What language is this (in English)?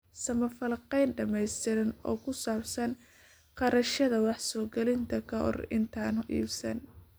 Somali